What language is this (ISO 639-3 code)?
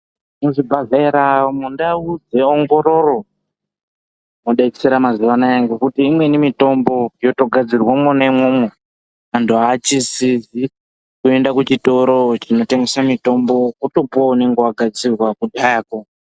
ndc